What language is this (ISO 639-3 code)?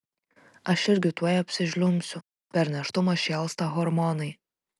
lit